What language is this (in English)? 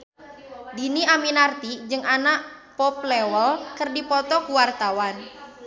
Sundanese